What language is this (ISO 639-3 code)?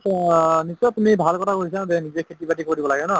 asm